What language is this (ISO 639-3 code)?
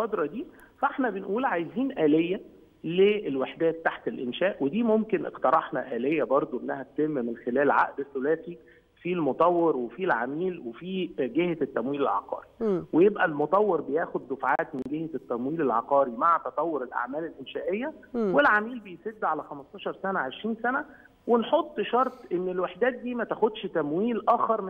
ara